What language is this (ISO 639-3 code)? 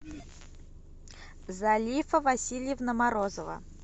rus